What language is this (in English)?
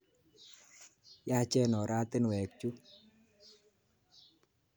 Kalenjin